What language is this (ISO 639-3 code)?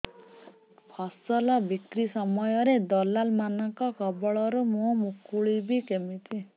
ori